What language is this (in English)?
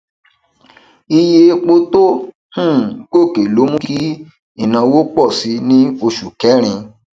Yoruba